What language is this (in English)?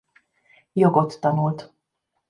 Hungarian